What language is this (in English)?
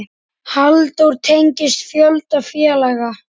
Icelandic